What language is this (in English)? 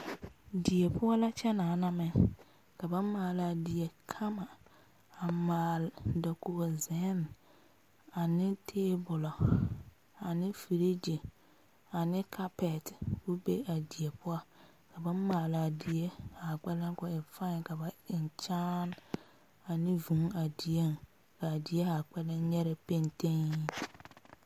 Southern Dagaare